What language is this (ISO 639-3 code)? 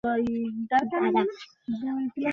ben